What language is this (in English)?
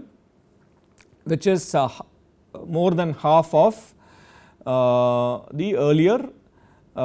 English